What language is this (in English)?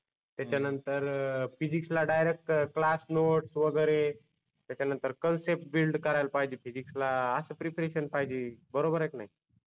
Marathi